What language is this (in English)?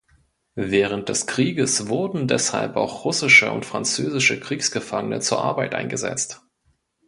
German